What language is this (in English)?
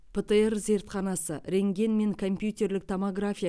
Kazakh